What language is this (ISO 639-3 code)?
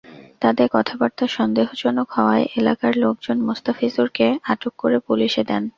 ben